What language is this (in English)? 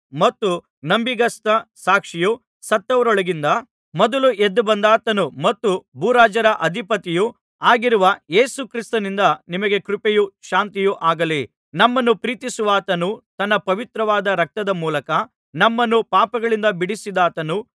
Kannada